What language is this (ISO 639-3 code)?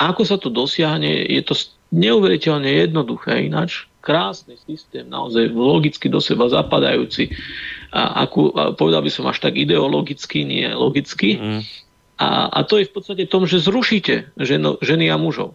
slk